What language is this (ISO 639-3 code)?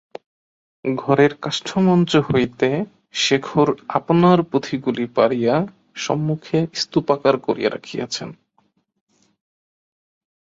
ben